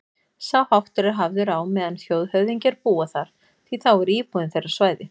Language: Icelandic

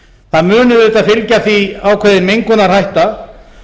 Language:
Icelandic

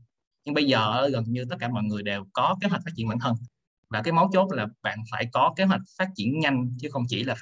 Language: Vietnamese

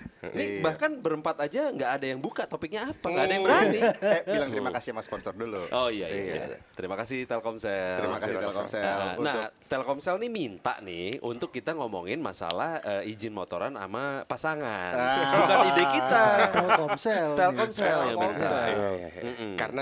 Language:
Indonesian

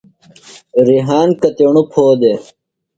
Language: Phalura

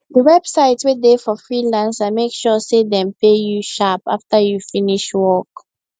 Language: Nigerian Pidgin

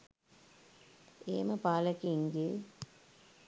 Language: Sinhala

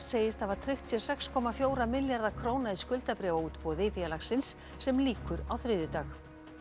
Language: Icelandic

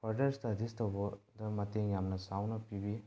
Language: Manipuri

